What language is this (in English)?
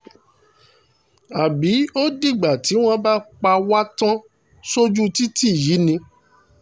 Yoruba